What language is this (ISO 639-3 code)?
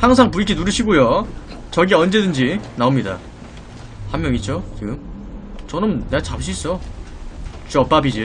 kor